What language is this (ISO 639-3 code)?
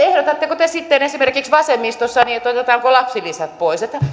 fin